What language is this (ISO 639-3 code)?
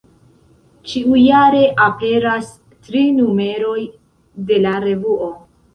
epo